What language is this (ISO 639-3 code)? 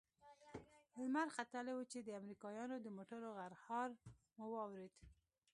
pus